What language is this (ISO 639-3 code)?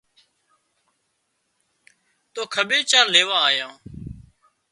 kxp